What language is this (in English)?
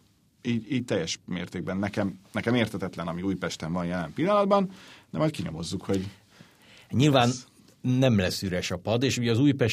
Hungarian